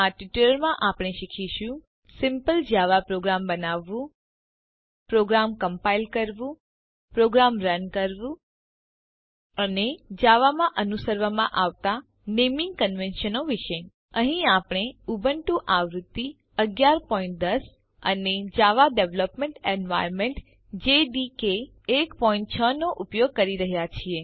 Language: Gujarati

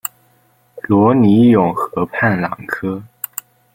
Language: Chinese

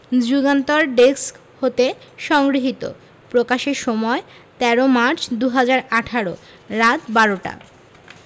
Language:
Bangla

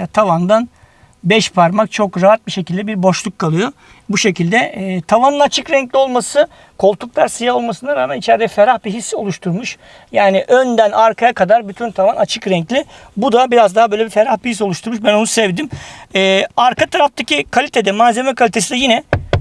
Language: Turkish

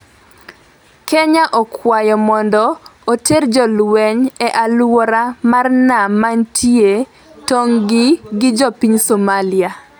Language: Luo (Kenya and Tanzania)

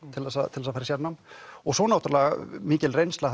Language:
Icelandic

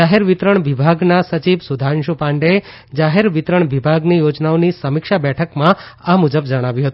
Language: Gujarati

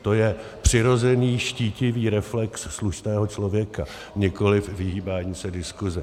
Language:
Czech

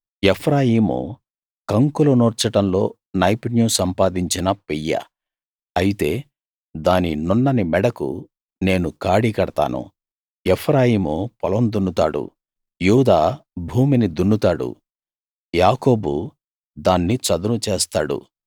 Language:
Telugu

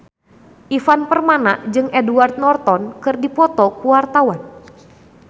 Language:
Sundanese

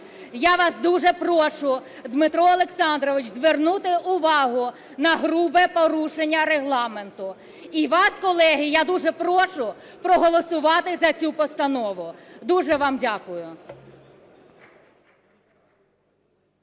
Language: Ukrainian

